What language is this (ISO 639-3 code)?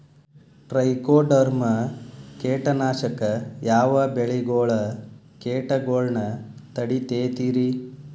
kan